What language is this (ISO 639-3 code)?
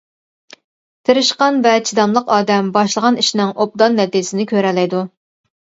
uig